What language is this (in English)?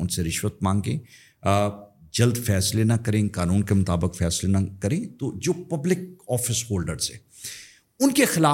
Urdu